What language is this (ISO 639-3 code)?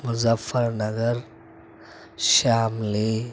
urd